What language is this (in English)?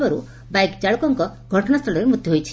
Odia